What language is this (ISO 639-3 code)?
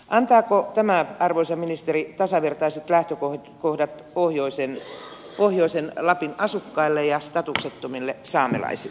fin